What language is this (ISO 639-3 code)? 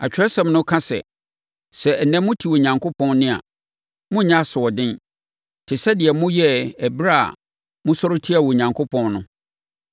aka